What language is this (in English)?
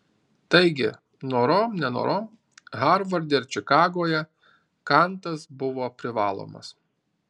Lithuanian